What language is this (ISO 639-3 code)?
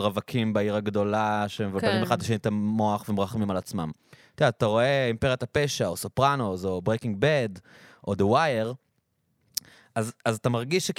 heb